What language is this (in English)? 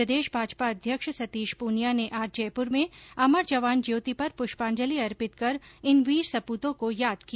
Hindi